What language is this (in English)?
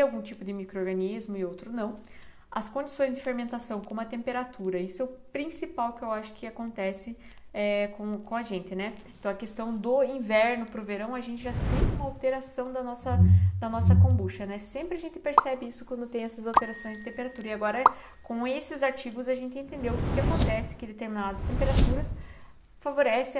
Portuguese